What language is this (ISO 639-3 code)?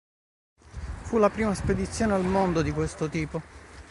ita